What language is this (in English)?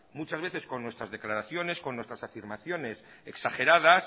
Spanish